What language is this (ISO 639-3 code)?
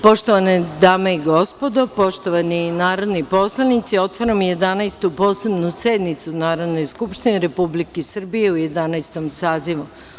srp